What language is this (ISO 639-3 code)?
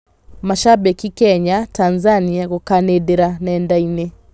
kik